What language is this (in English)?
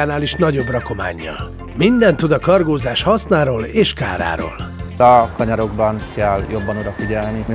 Hungarian